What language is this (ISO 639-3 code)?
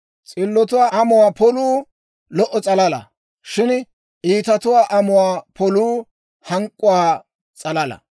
dwr